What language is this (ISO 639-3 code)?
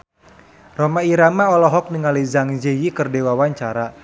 sun